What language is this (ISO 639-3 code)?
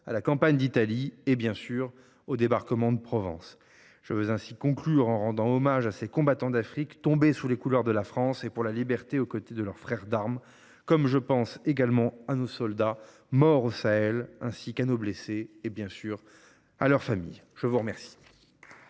fra